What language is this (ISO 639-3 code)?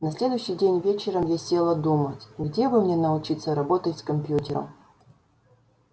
rus